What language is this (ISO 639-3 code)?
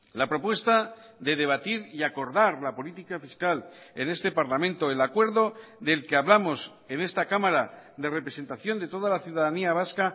spa